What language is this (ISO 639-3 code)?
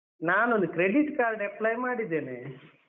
kan